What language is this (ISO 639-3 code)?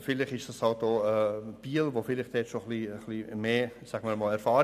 gsw